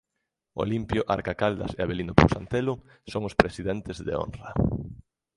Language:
Galician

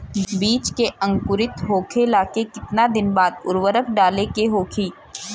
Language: Bhojpuri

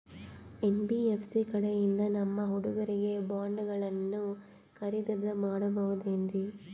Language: Kannada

